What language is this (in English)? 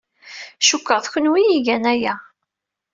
Kabyle